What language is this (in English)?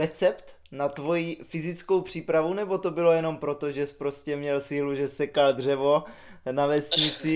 Czech